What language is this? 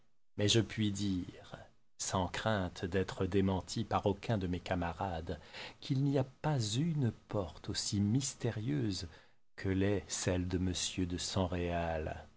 French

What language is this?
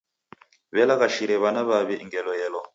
Taita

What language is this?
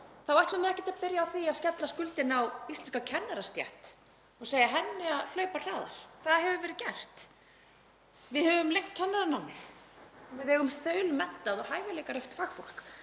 Icelandic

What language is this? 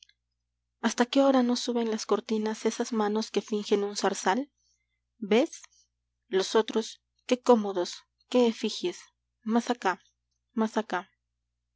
Spanish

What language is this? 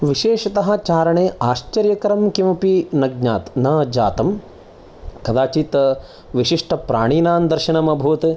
Sanskrit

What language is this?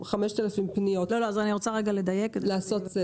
Hebrew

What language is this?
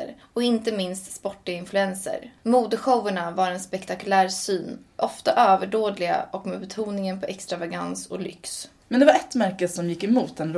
Swedish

